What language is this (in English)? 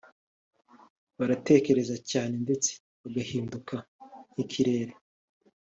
Kinyarwanda